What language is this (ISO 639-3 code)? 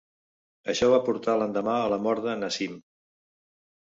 cat